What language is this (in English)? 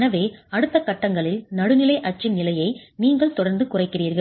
Tamil